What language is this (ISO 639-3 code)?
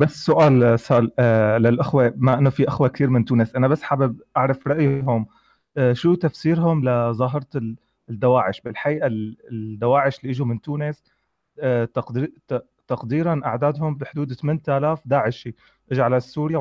ara